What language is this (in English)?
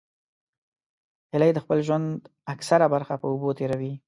Pashto